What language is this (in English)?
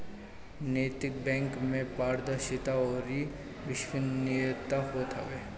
Bhojpuri